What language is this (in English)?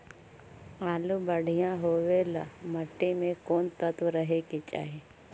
Magahi